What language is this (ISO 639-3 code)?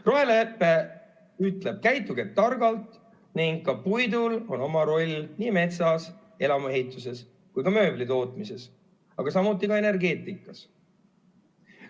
est